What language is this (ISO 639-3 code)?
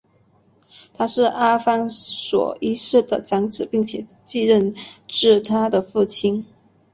zho